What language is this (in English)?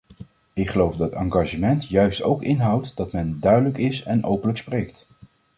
Dutch